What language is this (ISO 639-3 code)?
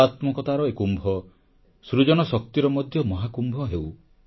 ori